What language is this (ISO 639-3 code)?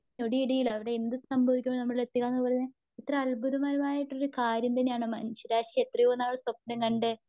mal